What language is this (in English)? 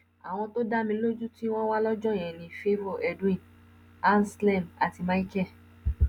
Yoruba